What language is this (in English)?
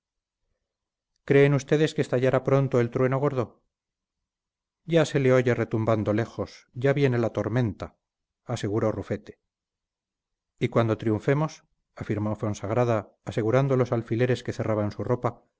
Spanish